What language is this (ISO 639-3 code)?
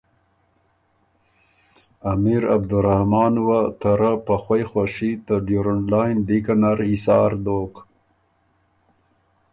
oru